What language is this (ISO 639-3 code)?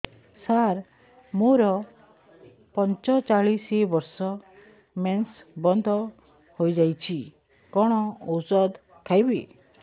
ori